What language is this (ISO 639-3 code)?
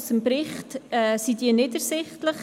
gsw